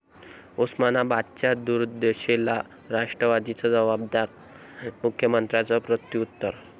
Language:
Marathi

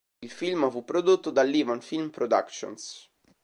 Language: Italian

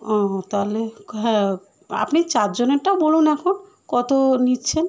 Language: Bangla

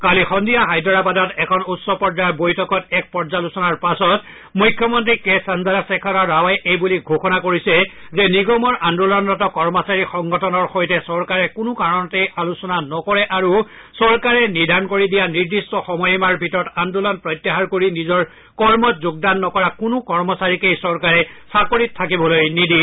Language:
Assamese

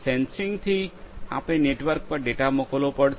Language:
Gujarati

